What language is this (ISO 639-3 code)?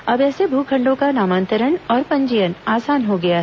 hin